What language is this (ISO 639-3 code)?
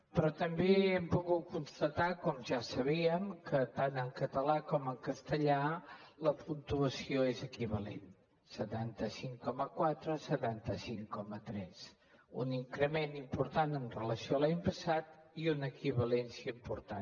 cat